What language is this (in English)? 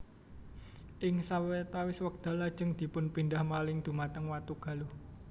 Javanese